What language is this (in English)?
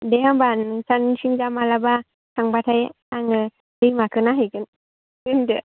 Bodo